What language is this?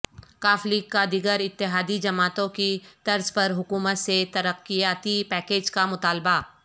Urdu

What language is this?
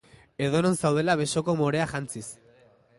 Basque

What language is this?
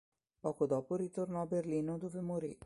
Italian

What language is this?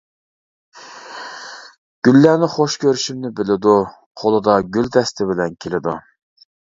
Uyghur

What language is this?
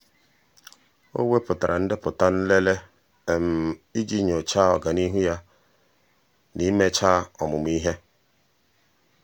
Igbo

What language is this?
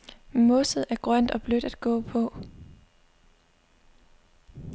Danish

